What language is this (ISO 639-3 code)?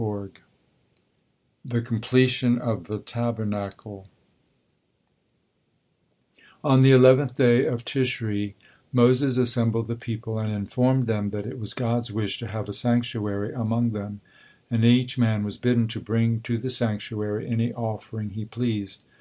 eng